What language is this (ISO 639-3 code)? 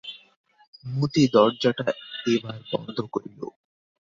ben